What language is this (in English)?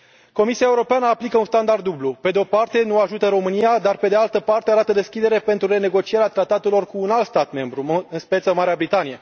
Romanian